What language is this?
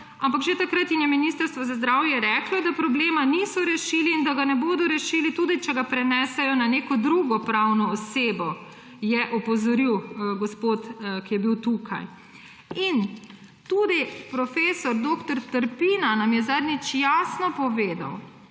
Slovenian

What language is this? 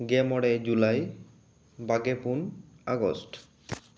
Santali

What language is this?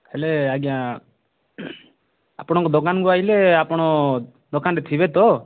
Odia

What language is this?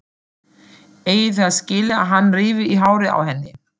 Icelandic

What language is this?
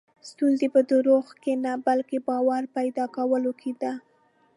Pashto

